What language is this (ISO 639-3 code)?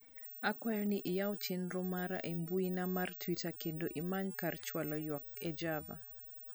luo